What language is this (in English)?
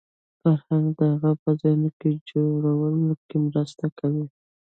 Pashto